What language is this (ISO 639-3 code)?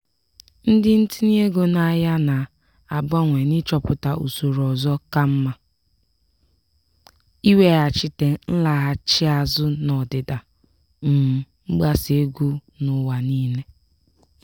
ibo